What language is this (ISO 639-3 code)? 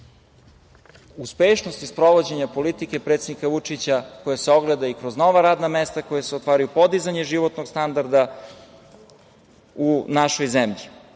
srp